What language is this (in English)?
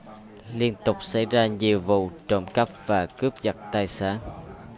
Vietnamese